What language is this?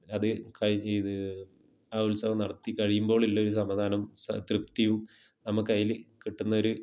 Malayalam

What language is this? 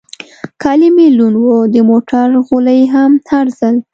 Pashto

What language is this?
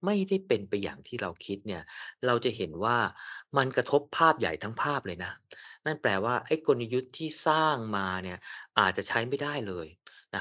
Thai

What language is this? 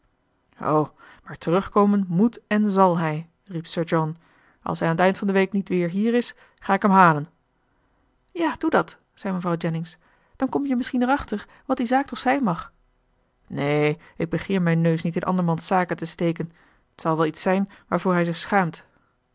Dutch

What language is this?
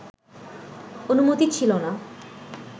Bangla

